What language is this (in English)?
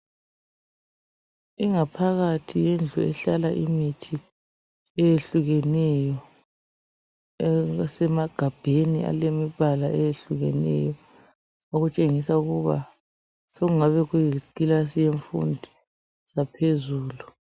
North Ndebele